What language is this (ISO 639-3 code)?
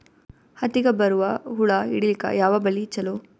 kan